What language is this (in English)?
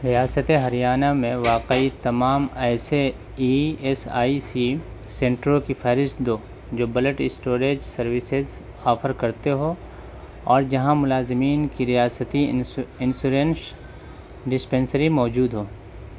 Urdu